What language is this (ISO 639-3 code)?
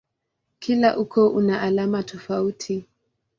swa